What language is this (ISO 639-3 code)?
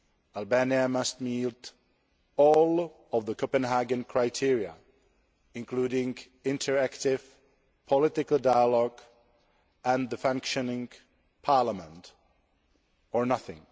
eng